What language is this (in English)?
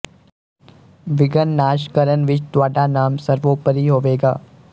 Punjabi